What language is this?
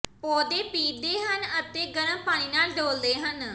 Punjabi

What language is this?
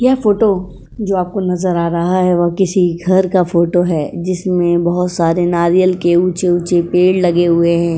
Hindi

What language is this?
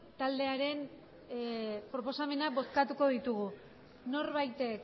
Basque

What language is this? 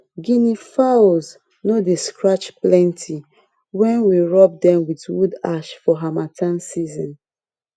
Nigerian Pidgin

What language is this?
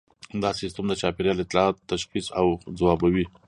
Pashto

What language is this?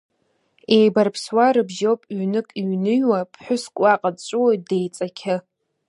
Abkhazian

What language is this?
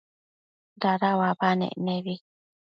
Matsés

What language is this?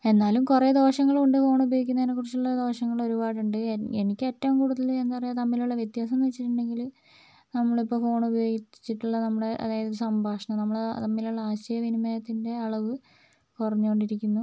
Malayalam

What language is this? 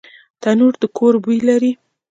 Pashto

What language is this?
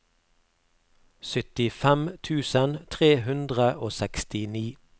Norwegian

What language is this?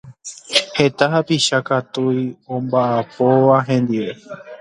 Guarani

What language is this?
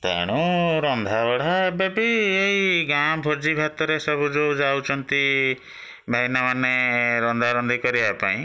Odia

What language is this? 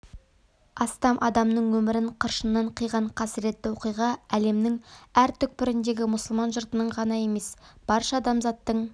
Kazakh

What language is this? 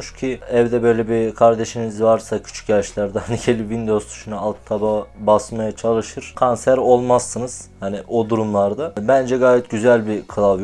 Turkish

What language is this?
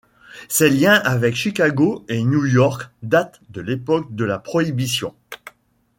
French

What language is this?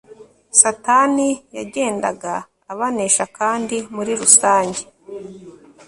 Kinyarwanda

